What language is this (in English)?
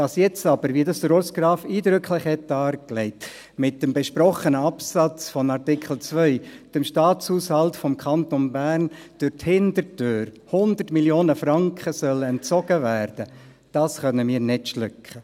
Swiss German